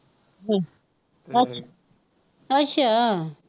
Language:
Punjabi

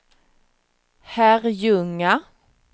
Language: Swedish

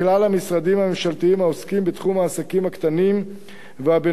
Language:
Hebrew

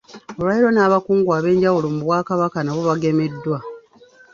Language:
Ganda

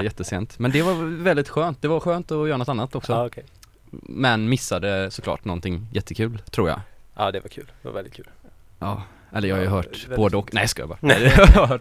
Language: Swedish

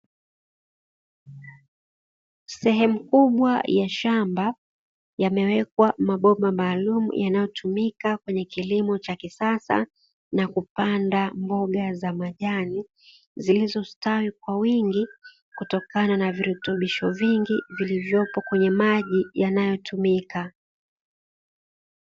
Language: Swahili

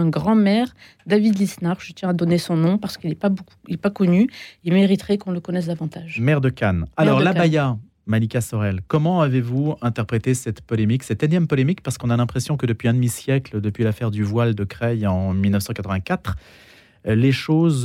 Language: French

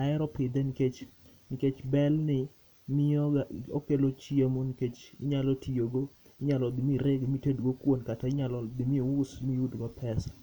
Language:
Luo (Kenya and Tanzania)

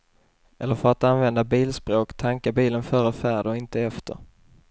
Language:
Swedish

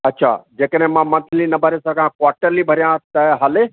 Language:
Sindhi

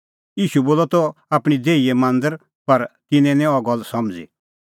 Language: Kullu Pahari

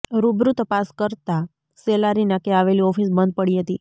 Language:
Gujarati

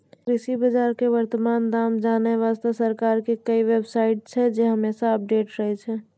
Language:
Maithili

